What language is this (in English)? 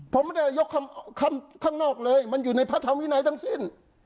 Thai